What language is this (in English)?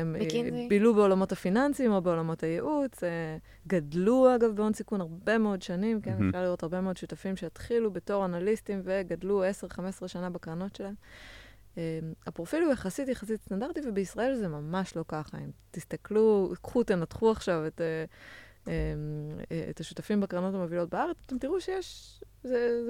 Hebrew